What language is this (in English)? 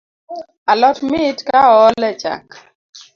Luo (Kenya and Tanzania)